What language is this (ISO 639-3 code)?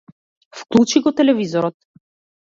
mkd